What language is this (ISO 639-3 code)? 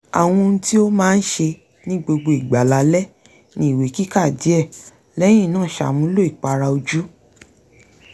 yor